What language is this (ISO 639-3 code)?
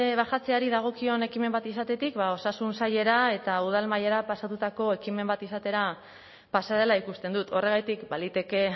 eus